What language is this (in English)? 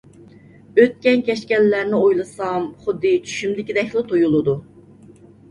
Uyghur